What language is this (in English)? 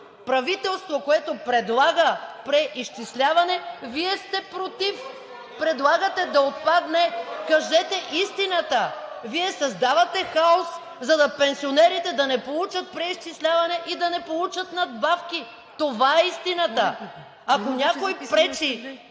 Bulgarian